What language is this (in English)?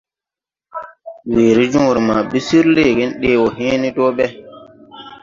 Tupuri